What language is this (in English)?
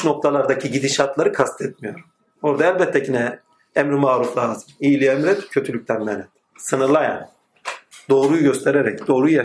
Turkish